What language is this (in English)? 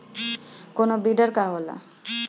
Bhojpuri